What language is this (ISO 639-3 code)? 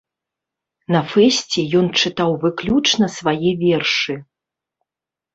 bel